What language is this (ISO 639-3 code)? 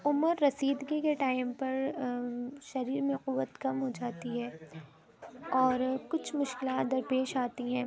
urd